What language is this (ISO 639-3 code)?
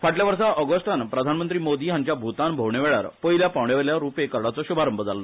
kok